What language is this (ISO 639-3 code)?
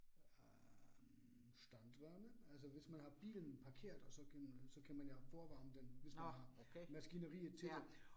dan